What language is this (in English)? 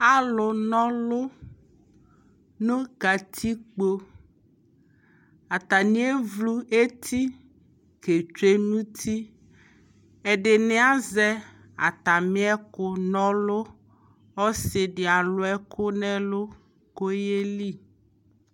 Ikposo